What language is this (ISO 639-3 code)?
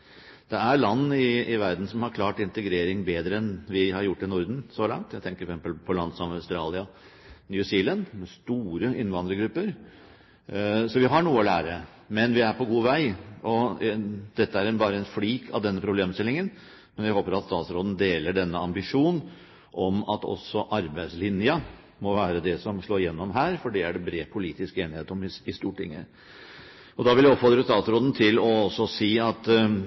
nob